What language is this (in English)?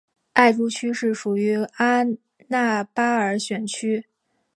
Chinese